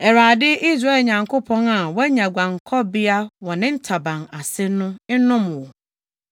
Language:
Akan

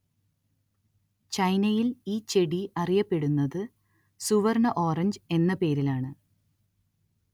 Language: Malayalam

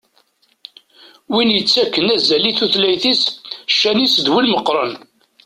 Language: Kabyle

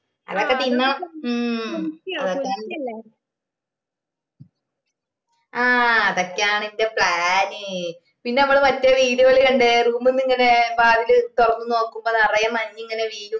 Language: Malayalam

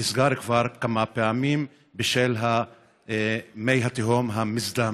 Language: Hebrew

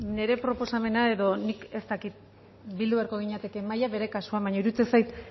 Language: Basque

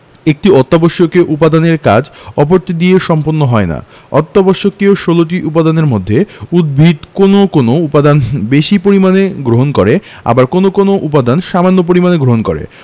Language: Bangla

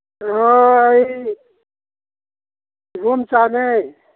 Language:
Manipuri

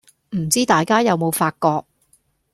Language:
Cantonese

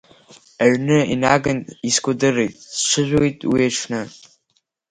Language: Abkhazian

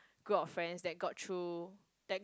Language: English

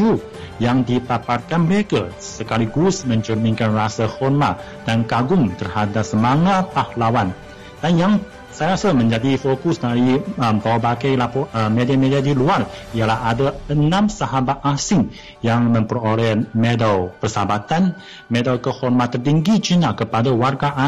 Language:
Malay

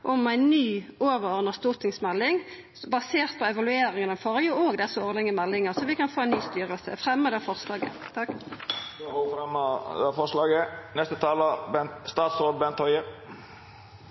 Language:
Norwegian Nynorsk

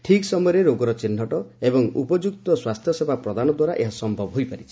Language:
Odia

